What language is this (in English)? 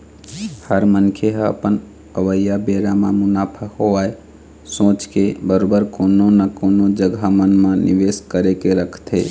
Chhattisgarhi